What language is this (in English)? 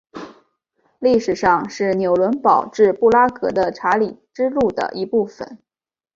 Chinese